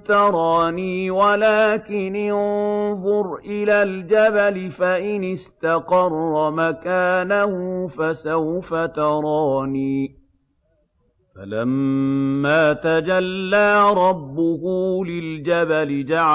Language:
Arabic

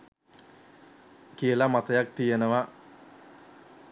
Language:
Sinhala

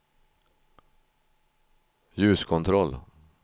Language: Swedish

